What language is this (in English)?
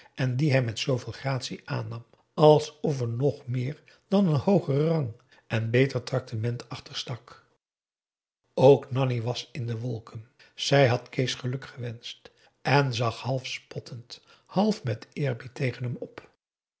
Dutch